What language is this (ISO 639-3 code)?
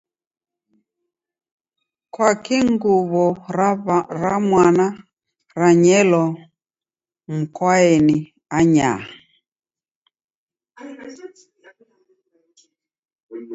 dav